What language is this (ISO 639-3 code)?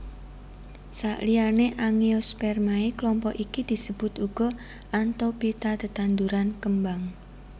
jav